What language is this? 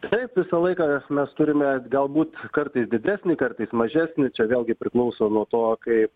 Lithuanian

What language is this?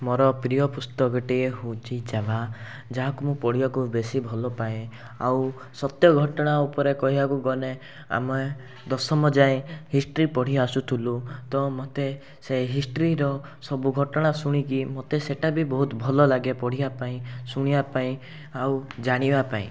Odia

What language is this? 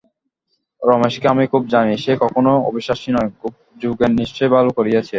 Bangla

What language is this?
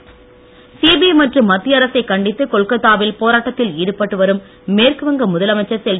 Tamil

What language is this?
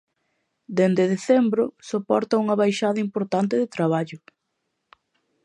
Galician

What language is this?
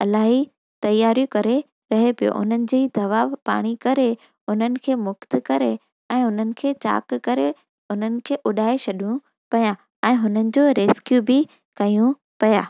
Sindhi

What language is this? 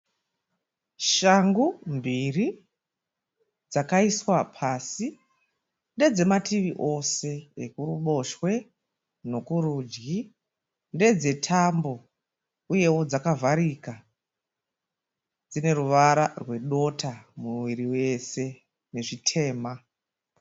Shona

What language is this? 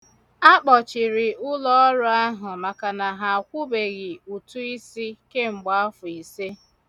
Igbo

